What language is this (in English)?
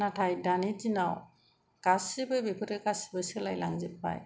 Bodo